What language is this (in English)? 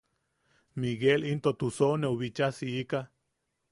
Yaqui